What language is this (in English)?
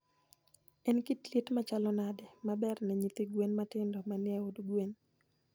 Luo (Kenya and Tanzania)